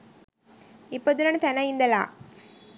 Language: Sinhala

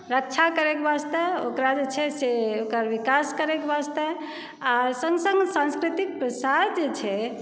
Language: Maithili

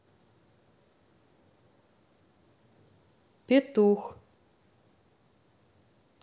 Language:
Russian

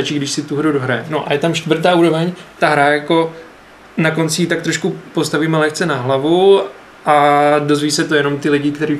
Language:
Czech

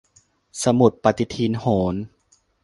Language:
Thai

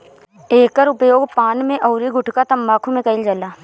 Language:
Bhojpuri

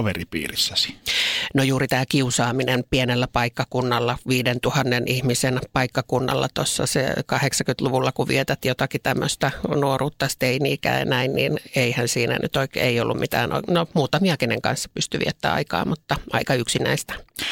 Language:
Finnish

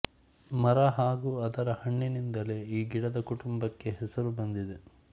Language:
Kannada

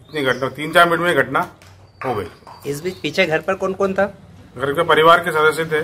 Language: Hindi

